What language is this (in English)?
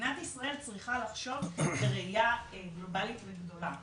Hebrew